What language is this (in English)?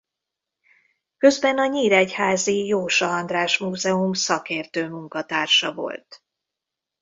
Hungarian